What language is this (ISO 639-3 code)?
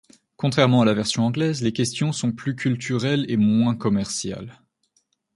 fra